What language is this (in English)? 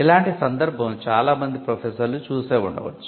Telugu